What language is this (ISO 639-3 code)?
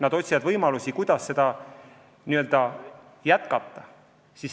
est